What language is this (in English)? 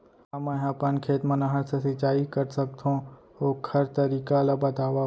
Chhattisgarhi